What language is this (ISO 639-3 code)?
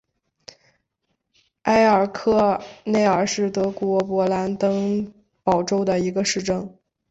zho